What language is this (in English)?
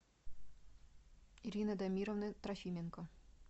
Russian